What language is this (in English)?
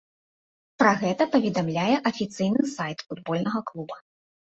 Belarusian